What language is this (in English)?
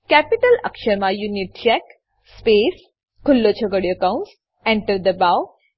Gujarati